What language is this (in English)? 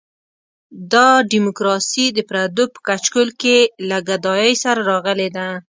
Pashto